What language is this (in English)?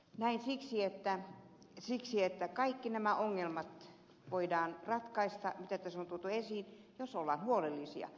Finnish